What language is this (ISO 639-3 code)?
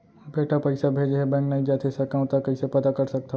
hne